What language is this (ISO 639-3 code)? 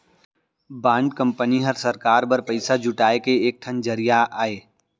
hne